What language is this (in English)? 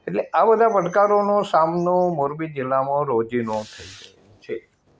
Gujarati